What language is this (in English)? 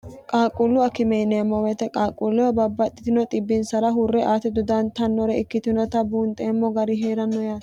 Sidamo